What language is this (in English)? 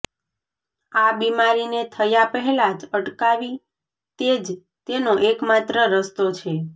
Gujarati